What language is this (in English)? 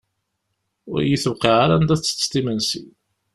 Kabyle